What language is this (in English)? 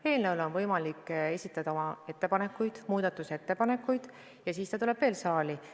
Estonian